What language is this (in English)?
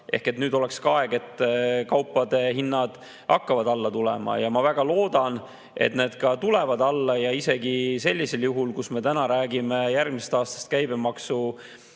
Estonian